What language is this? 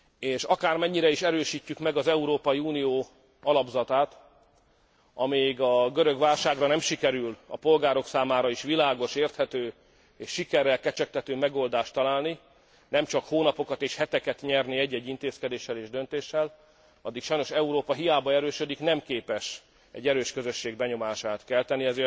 Hungarian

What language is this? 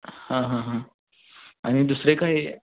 Marathi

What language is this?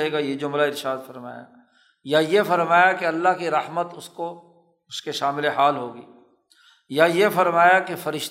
Urdu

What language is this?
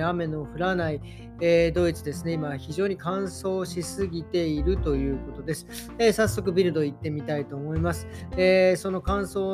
Japanese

